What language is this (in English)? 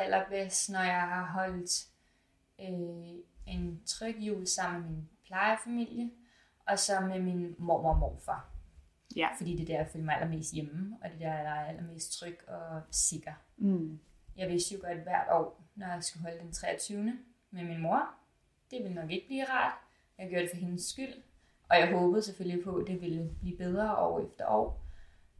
Danish